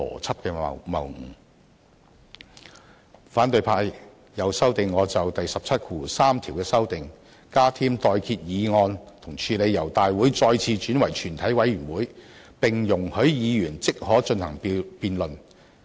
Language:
Cantonese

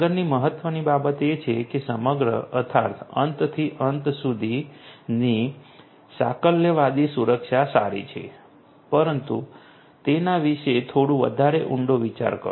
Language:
Gujarati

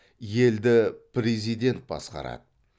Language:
Kazakh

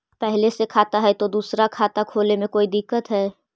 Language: Magahi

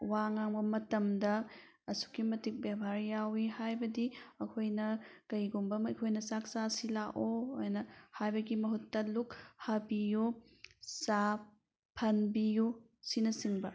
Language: Manipuri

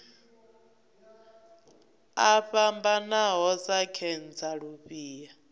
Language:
Venda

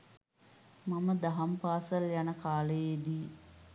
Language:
Sinhala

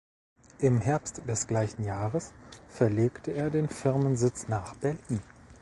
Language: German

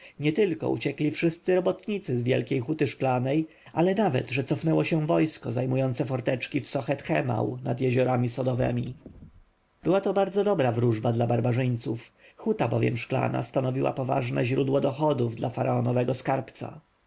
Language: Polish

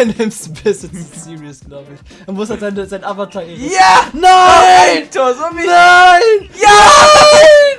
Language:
German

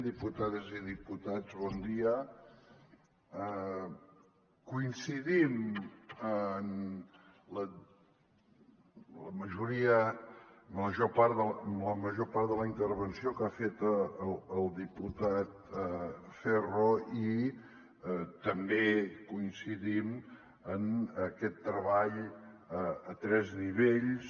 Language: Catalan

